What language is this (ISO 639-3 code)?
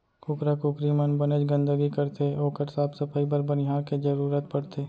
hne